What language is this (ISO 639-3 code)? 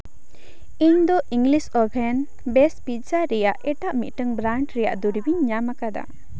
sat